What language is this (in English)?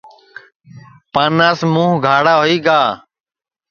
Sansi